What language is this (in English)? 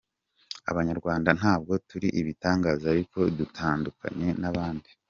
Kinyarwanda